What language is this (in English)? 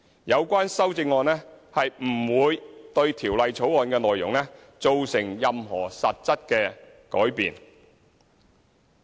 Cantonese